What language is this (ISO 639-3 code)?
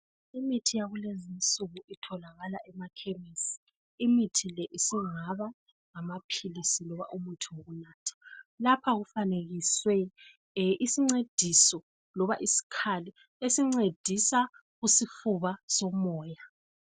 nde